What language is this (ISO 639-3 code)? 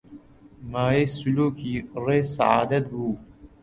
ckb